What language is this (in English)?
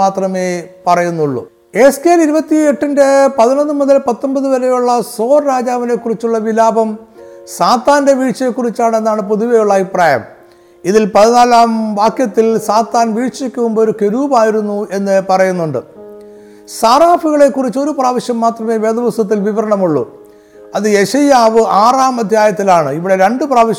Malayalam